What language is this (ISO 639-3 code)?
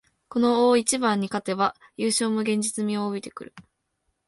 jpn